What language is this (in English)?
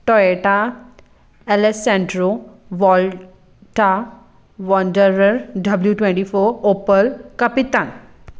Konkani